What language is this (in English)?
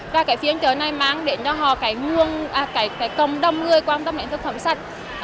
Vietnamese